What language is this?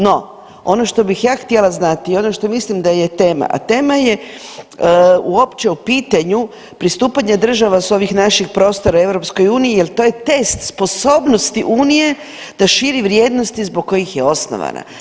Croatian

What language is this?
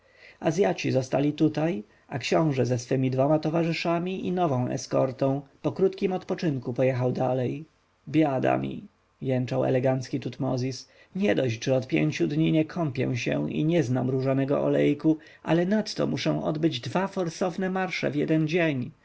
Polish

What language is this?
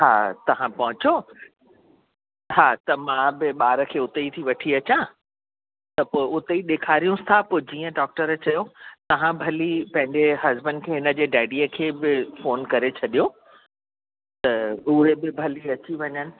Sindhi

